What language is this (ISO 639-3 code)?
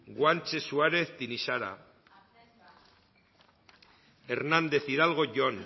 eus